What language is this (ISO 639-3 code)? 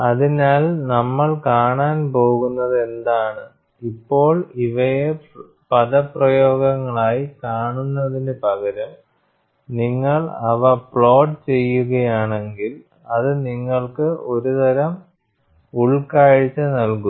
mal